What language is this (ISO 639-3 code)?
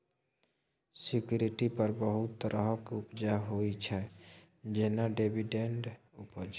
mai